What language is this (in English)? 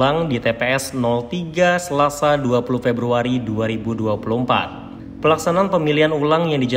Indonesian